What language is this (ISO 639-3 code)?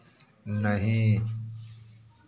hin